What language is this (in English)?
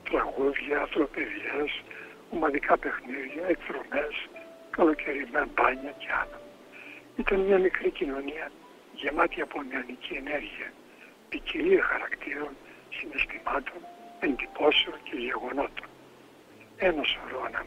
Greek